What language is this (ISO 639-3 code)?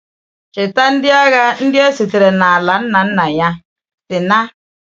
ibo